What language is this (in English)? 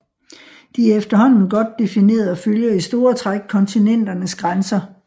Danish